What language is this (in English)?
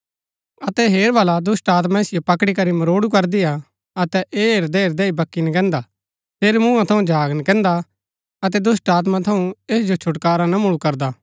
Gaddi